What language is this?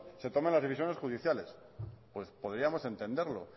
Spanish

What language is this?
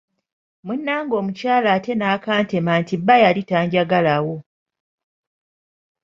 Ganda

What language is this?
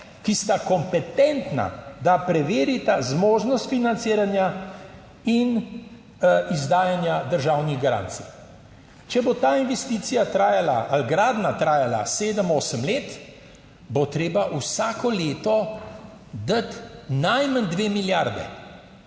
Slovenian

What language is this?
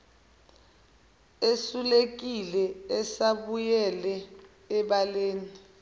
Zulu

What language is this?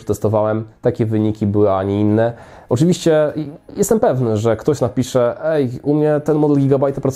Polish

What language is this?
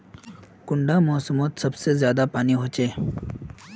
Magahi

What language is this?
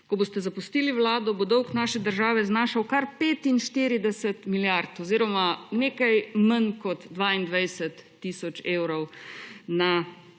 Slovenian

